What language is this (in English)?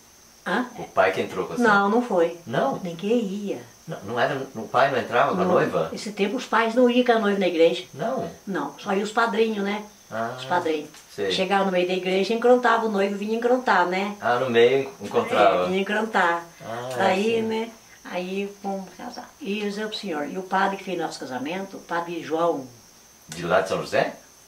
Portuguese